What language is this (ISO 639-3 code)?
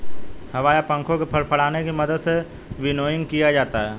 hin